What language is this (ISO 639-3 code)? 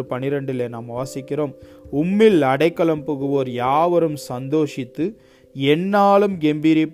tam